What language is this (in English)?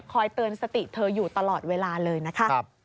Thai